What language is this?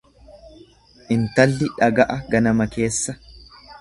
Oromo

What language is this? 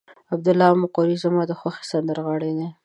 Pashto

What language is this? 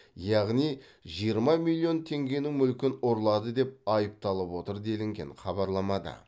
Kazakh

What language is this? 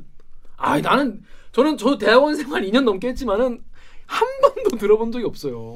Korean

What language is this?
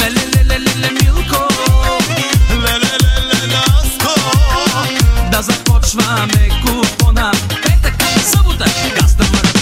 Bulgarian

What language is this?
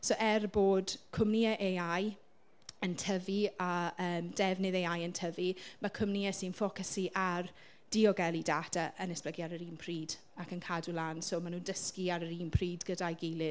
Welsh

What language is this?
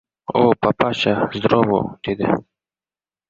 Uzbek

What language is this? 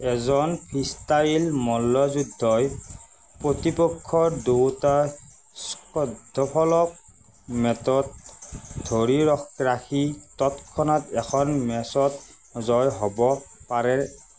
Assamese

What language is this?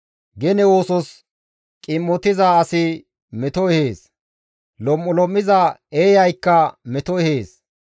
Gamo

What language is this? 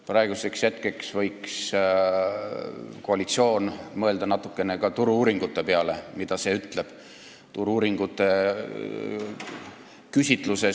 Estonian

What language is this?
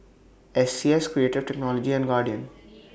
English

